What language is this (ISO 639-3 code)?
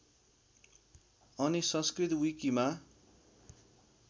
nep